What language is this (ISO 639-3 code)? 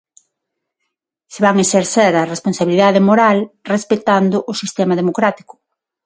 glg